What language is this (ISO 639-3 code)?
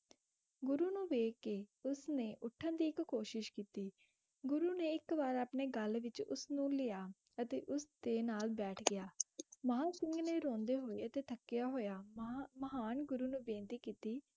pan